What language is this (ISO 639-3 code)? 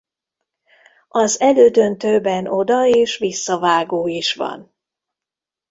hun